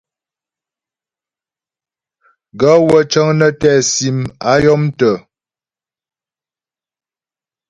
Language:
Ghomala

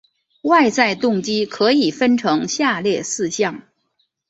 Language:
Chinese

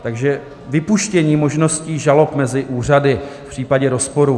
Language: Czech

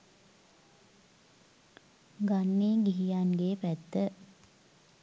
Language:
Sinhala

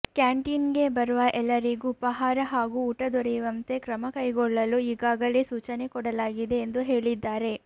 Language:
Kannada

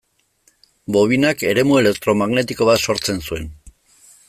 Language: Basque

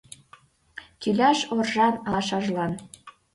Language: Mari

